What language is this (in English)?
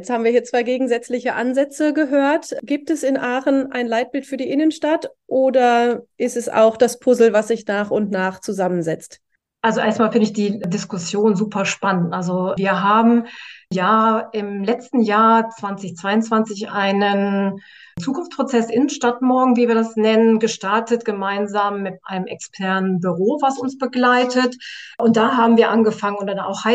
German